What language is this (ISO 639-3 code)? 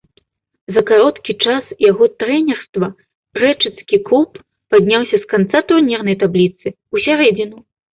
bel